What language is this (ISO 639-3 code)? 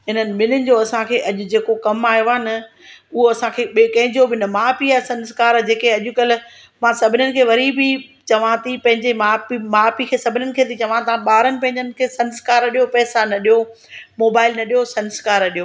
snd